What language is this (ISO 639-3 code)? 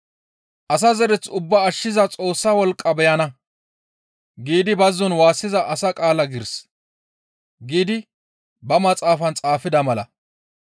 gmv